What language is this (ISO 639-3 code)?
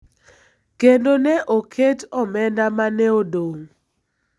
luo